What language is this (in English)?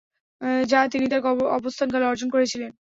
Bangla